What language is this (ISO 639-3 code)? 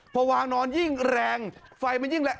tha